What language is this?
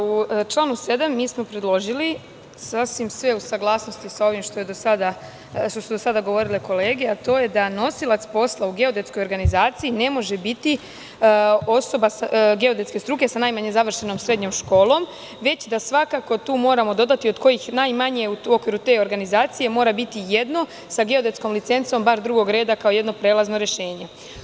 Serbian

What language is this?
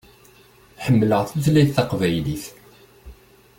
Kabyle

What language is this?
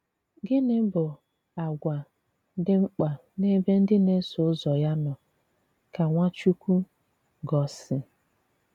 Igbo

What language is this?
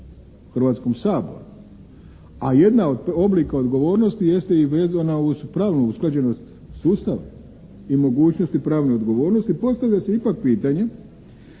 Croatian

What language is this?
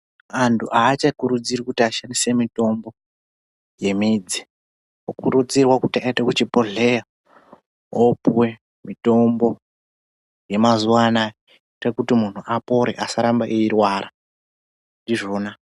Ndau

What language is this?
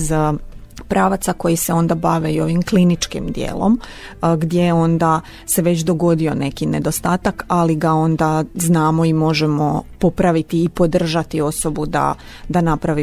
Croatian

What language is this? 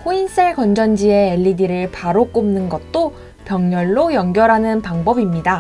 Korean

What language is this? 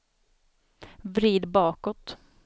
Swedish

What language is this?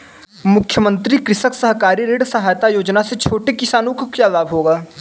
Hindi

